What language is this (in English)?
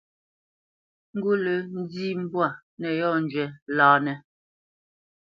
Bamenyam